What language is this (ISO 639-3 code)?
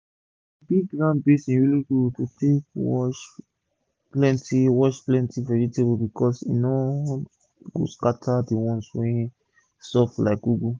pcm